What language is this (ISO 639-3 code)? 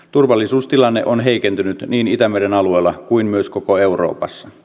fin